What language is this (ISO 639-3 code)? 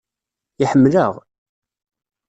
kab